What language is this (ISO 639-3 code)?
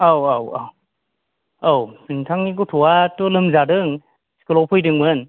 brx